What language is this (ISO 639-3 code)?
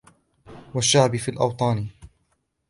ara